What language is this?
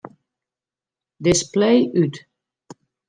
Western Frisian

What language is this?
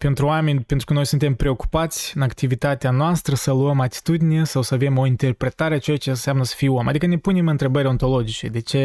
Romanian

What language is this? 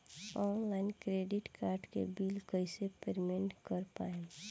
Bhojpuri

